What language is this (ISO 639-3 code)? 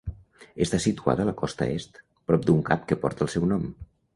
cat